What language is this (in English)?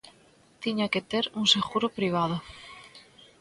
Galician